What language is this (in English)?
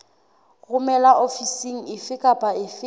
Southern Sotho